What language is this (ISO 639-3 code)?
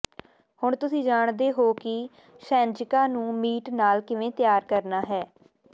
pan